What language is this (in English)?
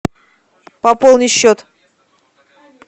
Russian